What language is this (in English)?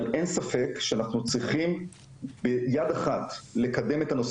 Hebrew